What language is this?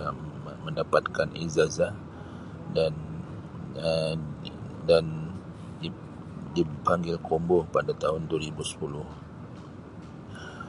Sabah Malay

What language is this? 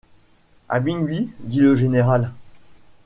French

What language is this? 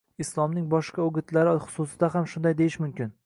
Uzbek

